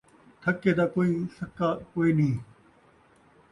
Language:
Saraiki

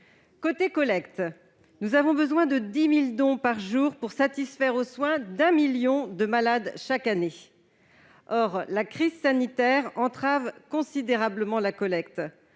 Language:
French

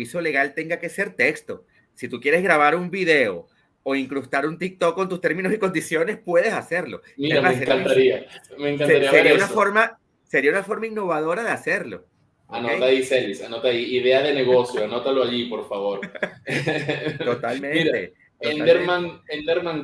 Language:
Spanish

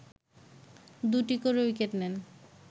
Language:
Bangla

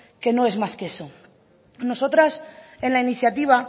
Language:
Spanish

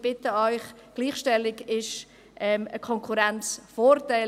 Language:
Swiss German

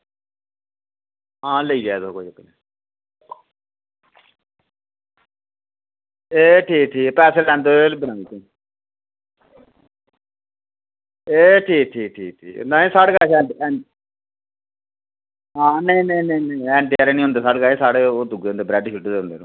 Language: Dogri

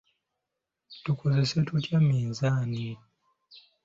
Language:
Ganda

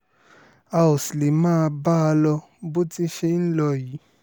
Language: Yoruba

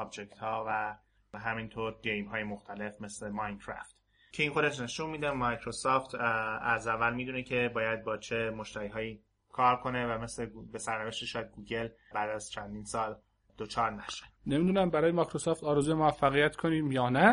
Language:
Persian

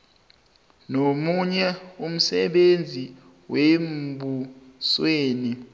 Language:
South Ndebele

